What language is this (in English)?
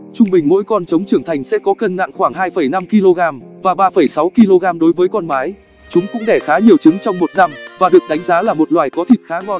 Vietnamese